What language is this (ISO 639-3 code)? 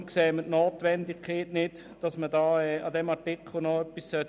gsw